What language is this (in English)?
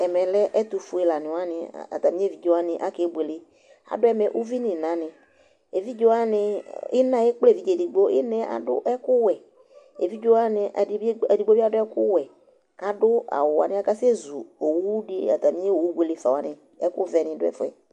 Ikposo